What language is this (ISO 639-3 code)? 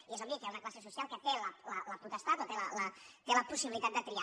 cat